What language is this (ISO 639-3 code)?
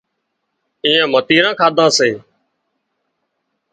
kxp